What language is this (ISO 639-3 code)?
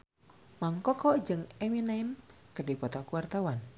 sun